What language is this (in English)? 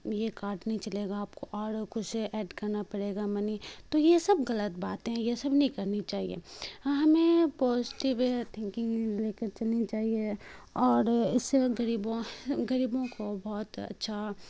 Urdu